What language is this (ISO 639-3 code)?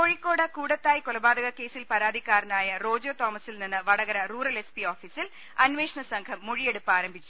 mal